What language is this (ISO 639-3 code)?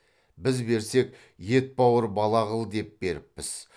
kaz